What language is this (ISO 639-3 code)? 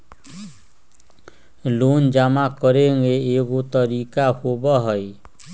mag